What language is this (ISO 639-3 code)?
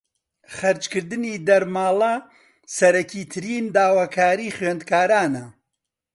ckb